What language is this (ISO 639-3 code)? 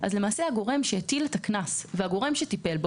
heb